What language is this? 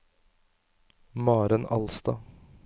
Norwegian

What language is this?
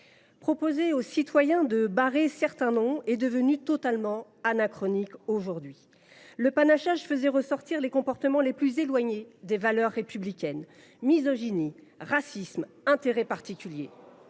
French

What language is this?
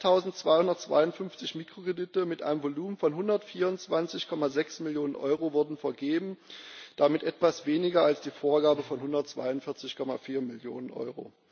German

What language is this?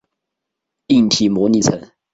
Chinese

